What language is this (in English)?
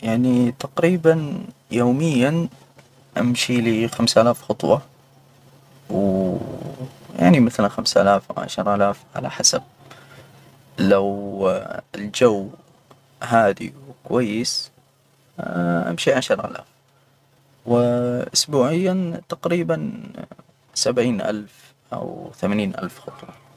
Hijazi Arabic